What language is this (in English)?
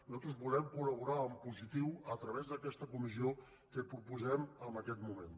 Catalan